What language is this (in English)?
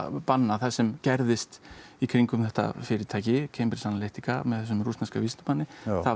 Icelandic